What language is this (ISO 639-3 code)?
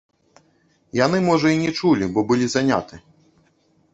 bel